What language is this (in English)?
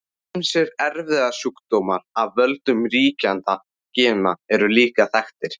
Icelandic